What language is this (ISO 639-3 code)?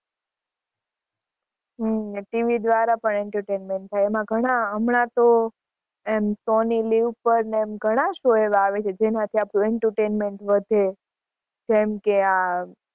guj